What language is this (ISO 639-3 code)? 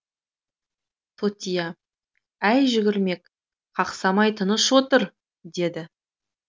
kaz